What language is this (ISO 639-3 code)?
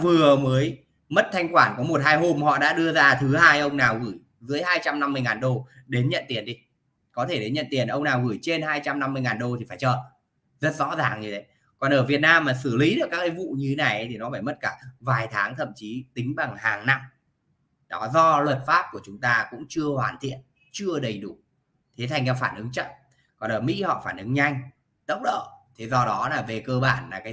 vie